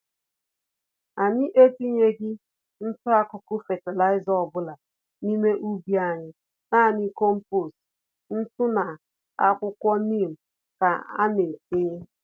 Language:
Igbo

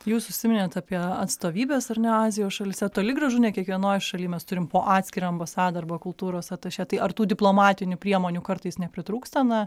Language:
Lithuanian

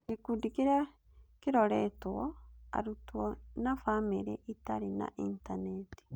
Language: Kikuyu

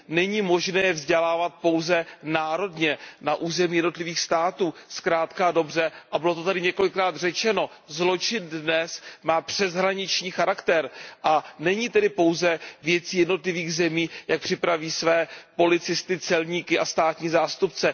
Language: Czech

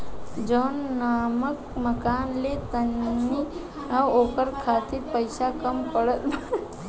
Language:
Bhojpuri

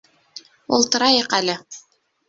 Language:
Bashkir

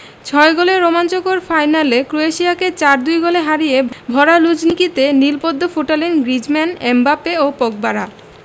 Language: Bangla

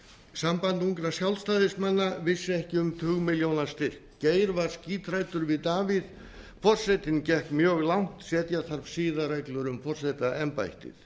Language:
Icelandic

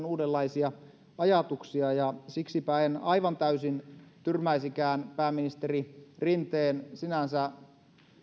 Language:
Finnish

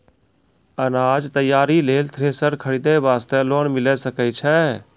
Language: Maithili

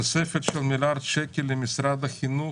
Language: Hebrew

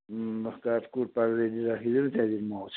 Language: Nepali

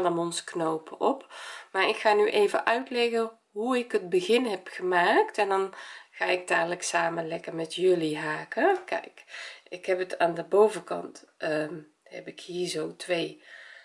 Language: Dutch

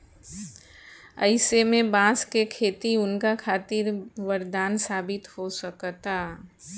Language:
Bhojpuri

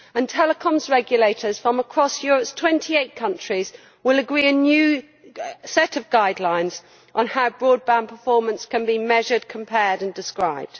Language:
English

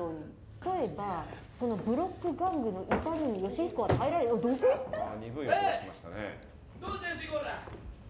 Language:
Japanese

